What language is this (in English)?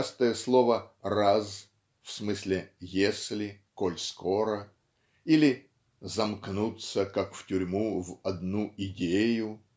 Russian